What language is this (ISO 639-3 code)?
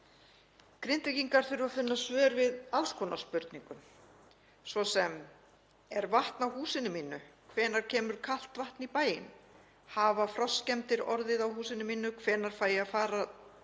isl